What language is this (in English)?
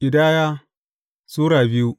Hausa